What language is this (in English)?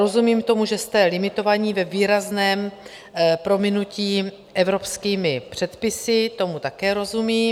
Czech